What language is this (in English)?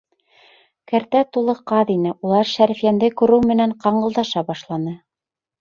Bashkir